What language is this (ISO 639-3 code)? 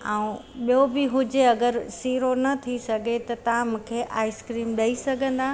snd